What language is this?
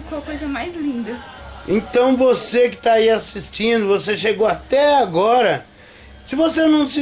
Portuguese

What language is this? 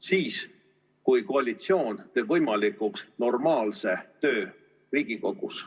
Estonian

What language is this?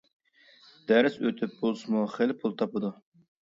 Uyghur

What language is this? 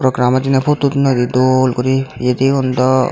Chakma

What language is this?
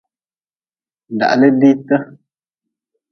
Nawdm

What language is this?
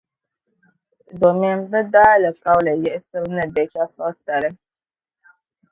Dagbani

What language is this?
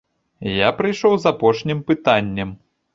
Belarusian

